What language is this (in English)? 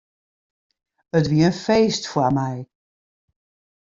Western Frisian